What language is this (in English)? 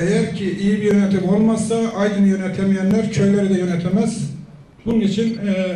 Turkish